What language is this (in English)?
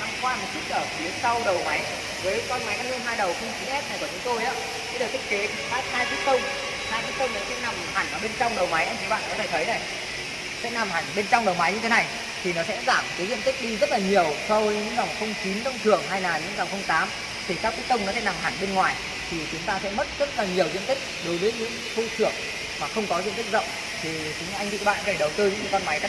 Vietnamese